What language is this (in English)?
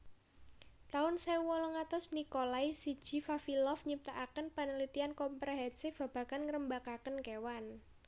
Javanese